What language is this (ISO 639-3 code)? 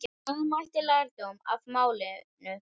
isl